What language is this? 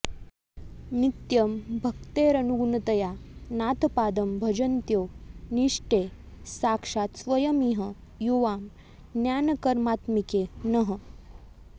Sanskrit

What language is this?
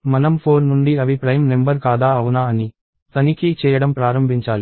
Telugu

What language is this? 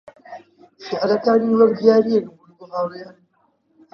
Central Kurdish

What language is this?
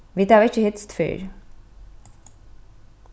Faroese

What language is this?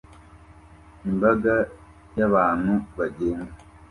Kinyarwanda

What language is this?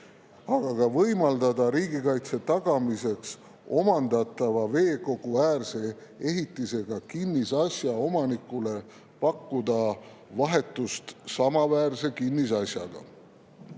Estonian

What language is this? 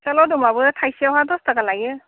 Bodo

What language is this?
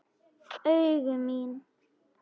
Icelandic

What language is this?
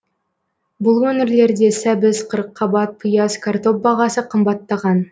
Kazakh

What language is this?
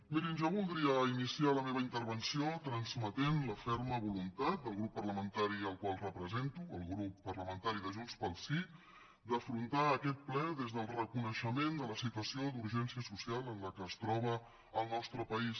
Catalan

